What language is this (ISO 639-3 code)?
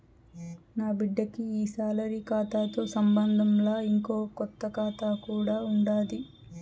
tel